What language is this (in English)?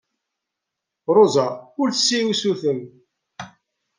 Kabyle